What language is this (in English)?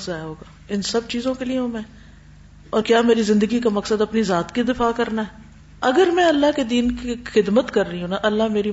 Urdu